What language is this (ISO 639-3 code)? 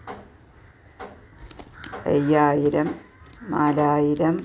mal